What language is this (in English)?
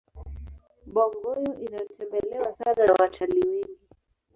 Swahili